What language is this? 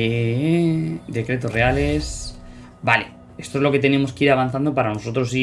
Spanish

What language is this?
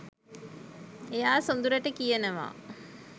Sinhala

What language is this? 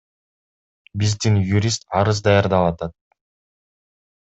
Kyrgyz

